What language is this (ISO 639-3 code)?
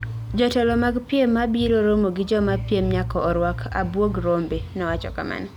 luo